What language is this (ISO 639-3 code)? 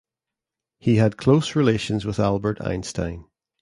eng